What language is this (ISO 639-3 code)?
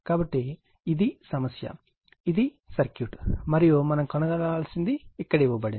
tel